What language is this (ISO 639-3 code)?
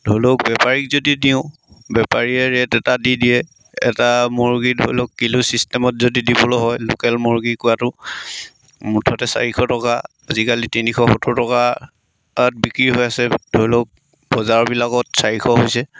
asm